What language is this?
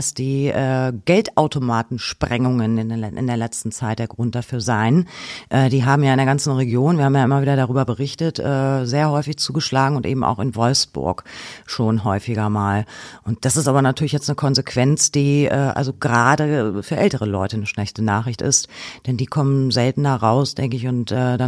German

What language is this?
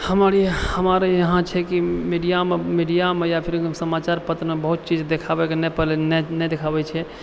Maithili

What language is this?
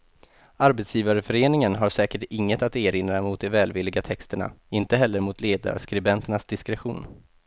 Swedish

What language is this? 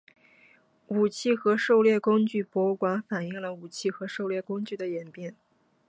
Chinese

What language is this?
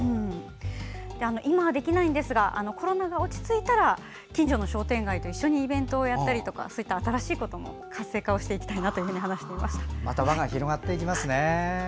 Japanese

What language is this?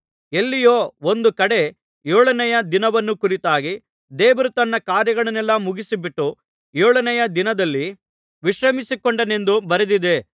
Kannada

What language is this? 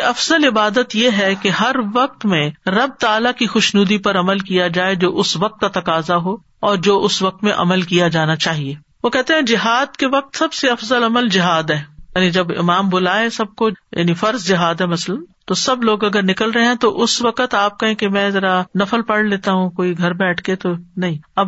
Urdu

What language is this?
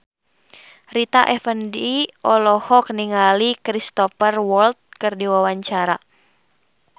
Sundanese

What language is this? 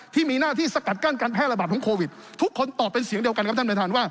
Thai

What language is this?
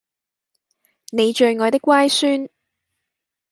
Cantonese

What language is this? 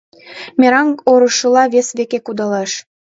Mari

